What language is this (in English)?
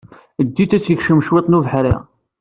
Kabyle